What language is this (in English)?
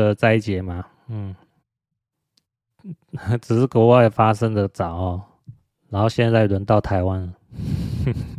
Chinese